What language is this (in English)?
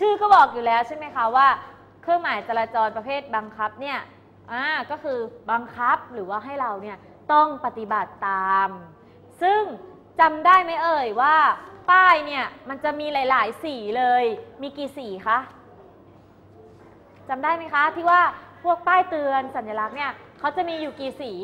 Thai